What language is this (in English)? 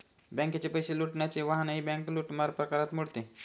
Marathi